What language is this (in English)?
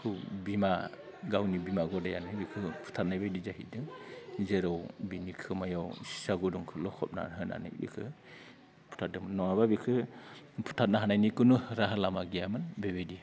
Bodo